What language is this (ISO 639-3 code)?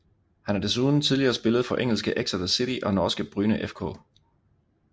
dan